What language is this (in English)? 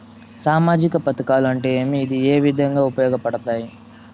Telugu